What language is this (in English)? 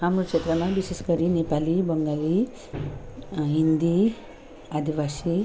Nepali